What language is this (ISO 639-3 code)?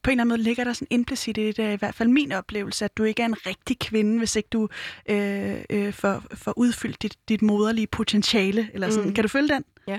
dan